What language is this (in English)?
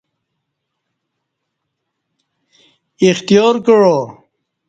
Kati